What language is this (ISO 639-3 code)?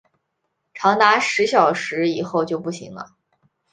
zho